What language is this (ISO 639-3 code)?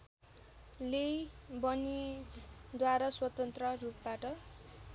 nep